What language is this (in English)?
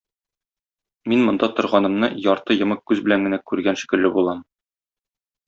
Tatar